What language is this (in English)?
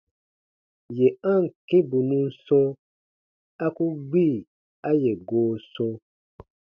Baatonum